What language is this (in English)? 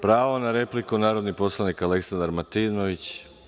Serbian